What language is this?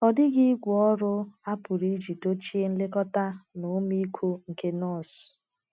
Igbo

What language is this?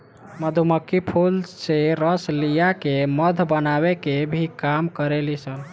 Bhojpuri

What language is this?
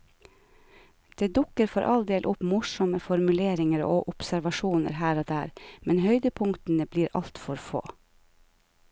Norwegian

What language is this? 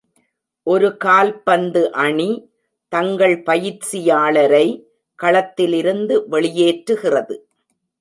Tamil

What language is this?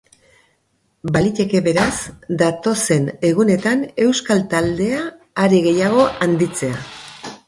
Basque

